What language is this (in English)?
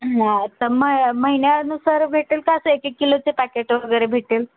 Marathi